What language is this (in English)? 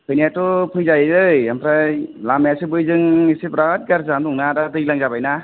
Bodo